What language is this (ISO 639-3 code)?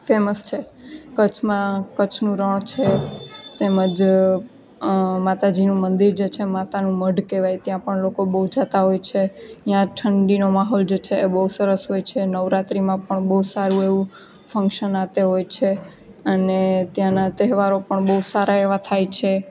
guj